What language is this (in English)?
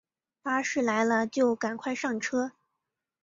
Chinese